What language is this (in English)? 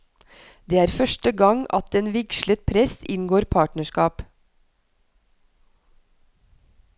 Norwegian